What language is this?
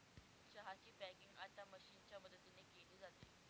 Marathi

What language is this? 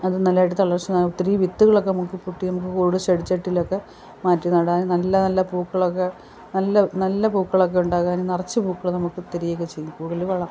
Malayalam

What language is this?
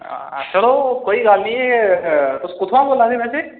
Dogri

